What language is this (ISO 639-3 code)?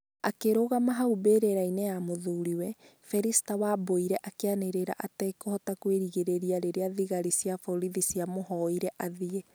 kik